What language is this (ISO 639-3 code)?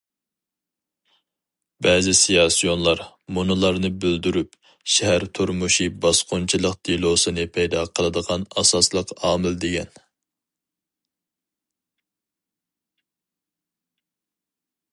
uig